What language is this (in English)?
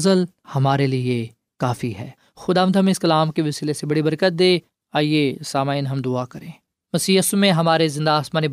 Urdu